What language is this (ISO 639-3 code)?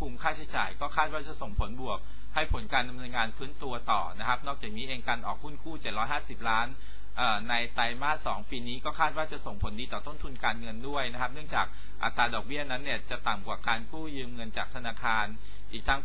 tha